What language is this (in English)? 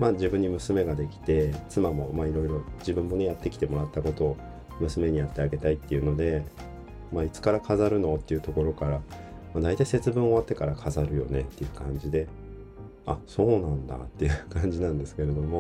Japanese